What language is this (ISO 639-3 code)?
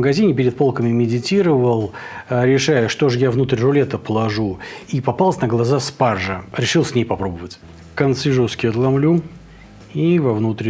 rus